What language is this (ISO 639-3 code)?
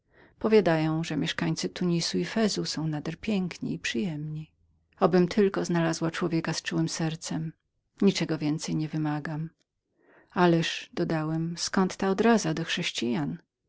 pol